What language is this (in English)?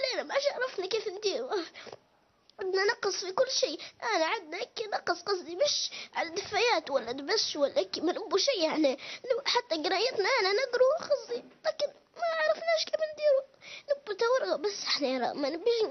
Arabic